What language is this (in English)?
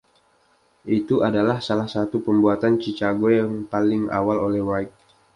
Indonesian